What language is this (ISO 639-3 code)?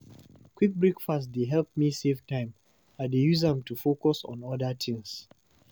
pcm